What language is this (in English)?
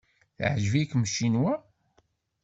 Kabyle